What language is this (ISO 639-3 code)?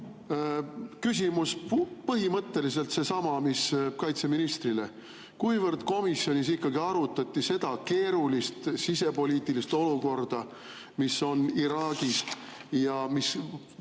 est